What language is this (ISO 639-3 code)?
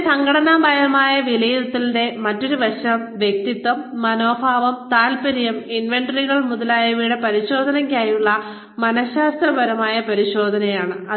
mal